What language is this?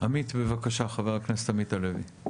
Hebrew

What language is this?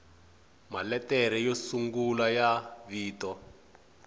Tsonga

